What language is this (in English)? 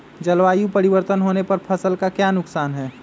Magahi